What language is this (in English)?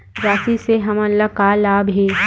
Chhattisgarhi